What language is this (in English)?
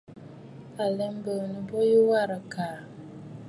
Bafut